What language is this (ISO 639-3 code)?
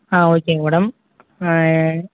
tam